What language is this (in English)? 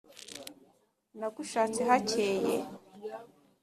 Kinyarwanda